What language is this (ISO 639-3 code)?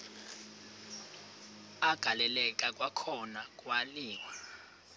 xho